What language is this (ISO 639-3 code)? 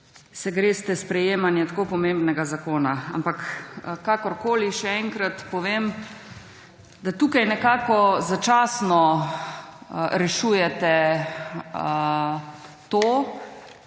slv